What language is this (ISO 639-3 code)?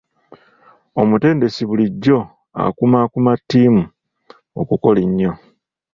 lug